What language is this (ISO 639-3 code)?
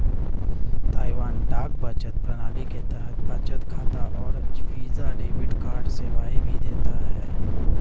hin